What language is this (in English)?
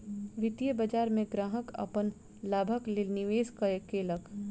Maithili